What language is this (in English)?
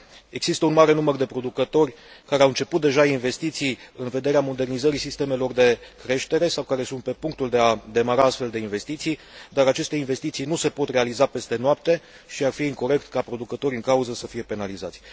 Romanian